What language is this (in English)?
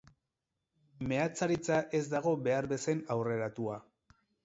Basque